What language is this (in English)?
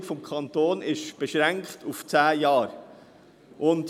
Swiss German